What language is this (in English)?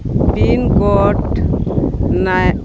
Santali